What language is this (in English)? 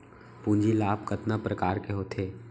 Chhattisgarhi